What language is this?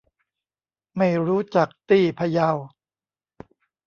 Thai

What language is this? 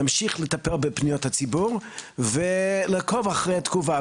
Hebrew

